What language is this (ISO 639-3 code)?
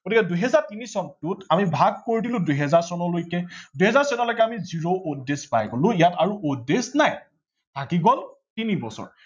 asm